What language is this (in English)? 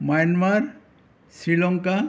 Assamese